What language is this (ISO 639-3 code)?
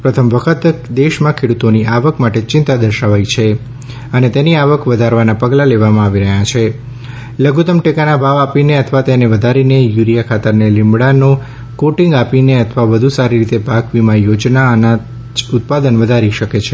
guj